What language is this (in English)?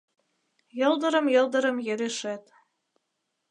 Mari